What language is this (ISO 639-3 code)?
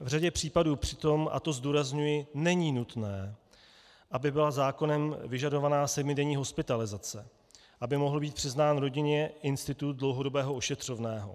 ces